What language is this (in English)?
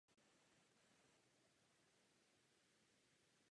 Czech